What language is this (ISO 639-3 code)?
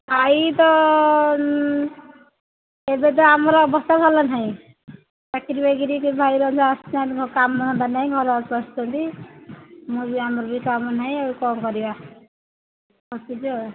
ori